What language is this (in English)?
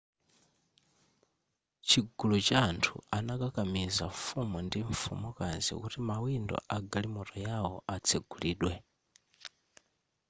Nyanja